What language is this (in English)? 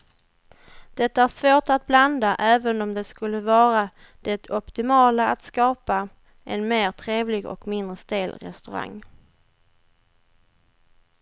Swedish